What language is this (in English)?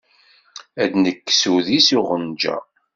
Kabyle